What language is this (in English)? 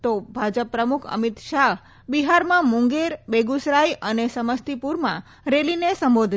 Gujarati